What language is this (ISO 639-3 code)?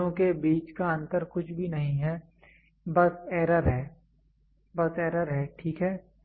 hin